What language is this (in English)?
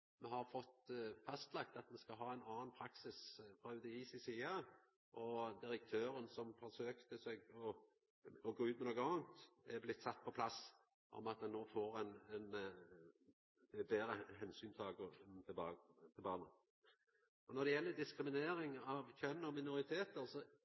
Norwegian Nynorsk